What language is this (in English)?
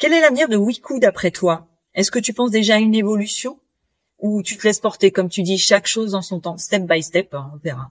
French